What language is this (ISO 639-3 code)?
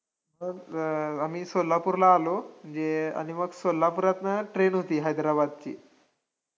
mar